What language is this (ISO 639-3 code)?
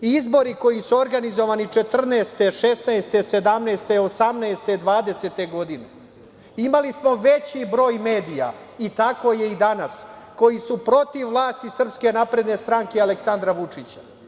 srp